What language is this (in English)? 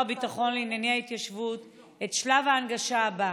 Hebrew